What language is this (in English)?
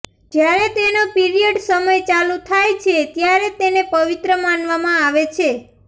Gujarati